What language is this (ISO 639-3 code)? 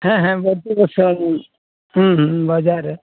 sat